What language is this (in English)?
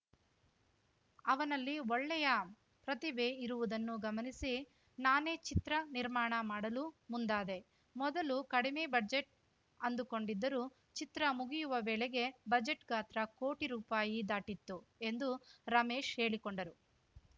Kannada